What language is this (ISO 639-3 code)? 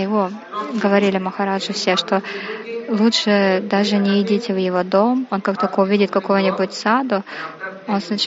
rus